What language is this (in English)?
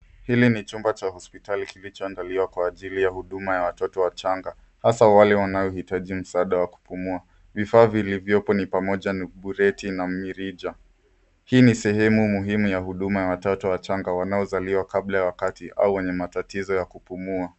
Swahili